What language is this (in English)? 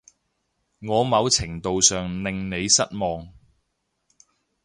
Cantonese